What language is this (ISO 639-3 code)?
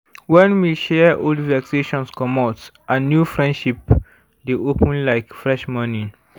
pcm